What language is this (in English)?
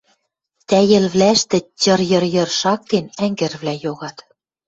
Western Mari